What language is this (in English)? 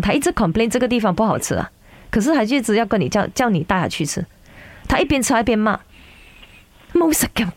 Chinese